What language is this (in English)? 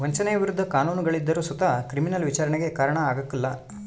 Kannada